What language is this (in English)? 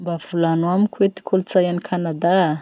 Masikoro Malagasy